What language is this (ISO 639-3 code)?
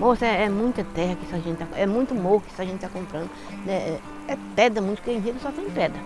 por